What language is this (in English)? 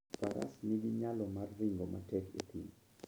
Luo (Kenya and Tanzania)